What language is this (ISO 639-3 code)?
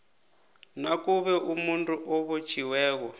nbl